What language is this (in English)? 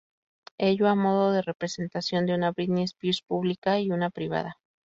Spanish